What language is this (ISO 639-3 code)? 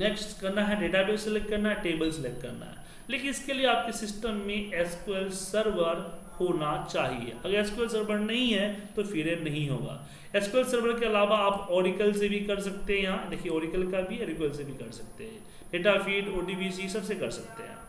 hin